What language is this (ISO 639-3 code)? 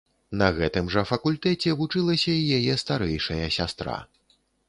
bel